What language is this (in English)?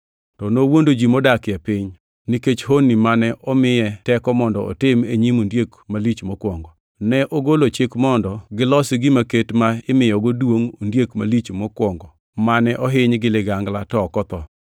Luo (Kenya and Tanzania)